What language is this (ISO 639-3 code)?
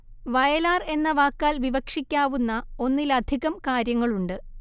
mal